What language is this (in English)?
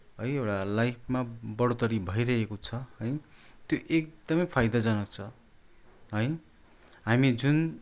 Nepali